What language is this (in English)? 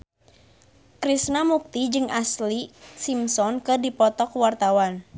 Sundanese